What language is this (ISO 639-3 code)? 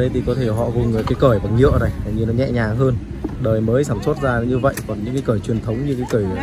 vie